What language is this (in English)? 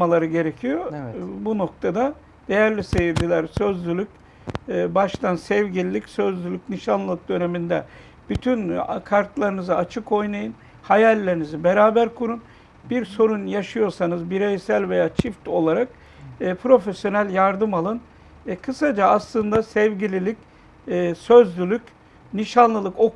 Turkish